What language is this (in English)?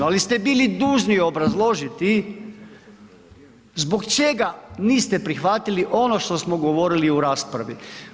Croatian